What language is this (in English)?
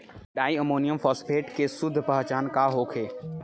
Bhojpuri